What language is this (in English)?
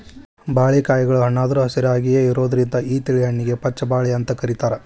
Kannada